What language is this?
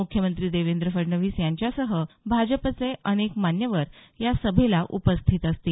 Marathi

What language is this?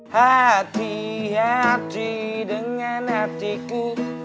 Indonesian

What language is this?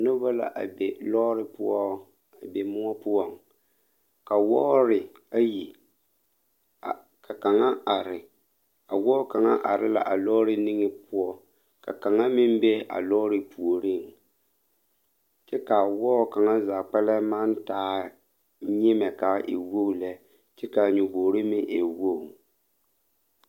Southern Dagaare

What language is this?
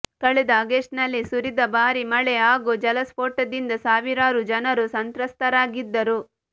Kannada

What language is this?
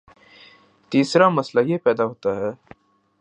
Urdu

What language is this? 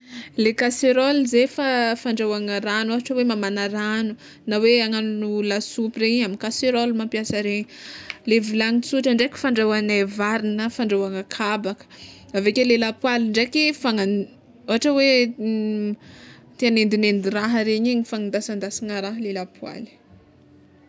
Tsimihety Malagasy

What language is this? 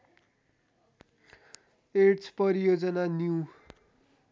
Nepali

